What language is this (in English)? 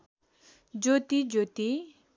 Nepali